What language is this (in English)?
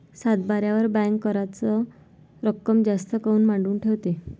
Marathi